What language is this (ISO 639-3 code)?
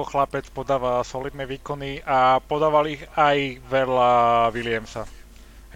slk